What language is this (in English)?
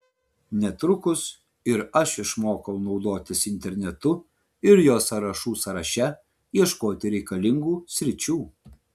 Lithuanian